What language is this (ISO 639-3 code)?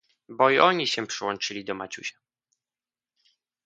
pol